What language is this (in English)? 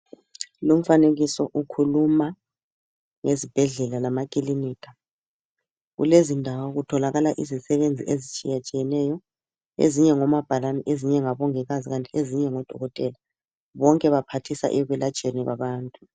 North Ndebele